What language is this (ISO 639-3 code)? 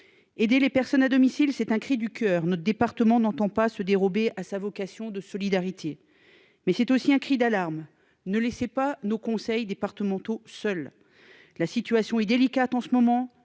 fra